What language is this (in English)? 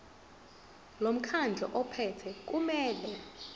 Zulu